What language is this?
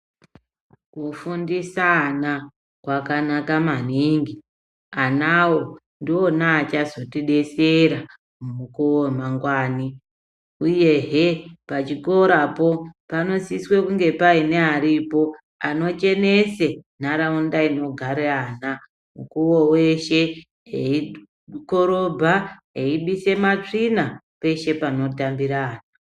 Ndau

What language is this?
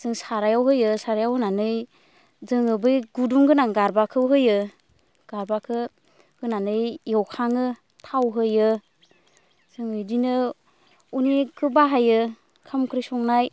Bodo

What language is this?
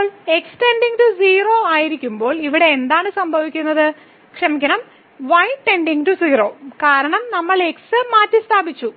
Malayalam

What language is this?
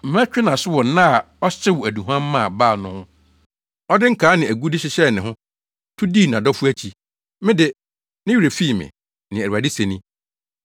Akan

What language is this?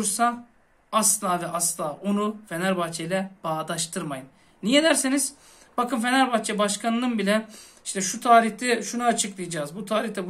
Turkish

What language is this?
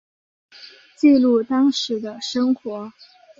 Chinese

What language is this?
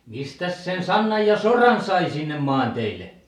Finnish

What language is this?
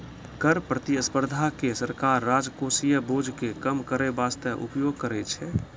Maithili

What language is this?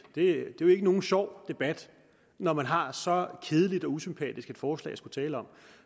Danish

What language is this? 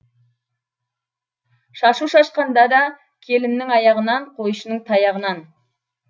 Kazakh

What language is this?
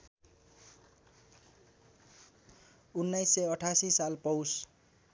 Nepali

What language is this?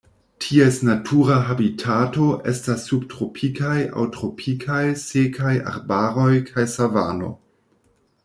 Esperanto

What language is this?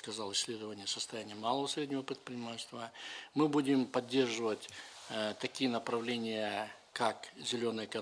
Russian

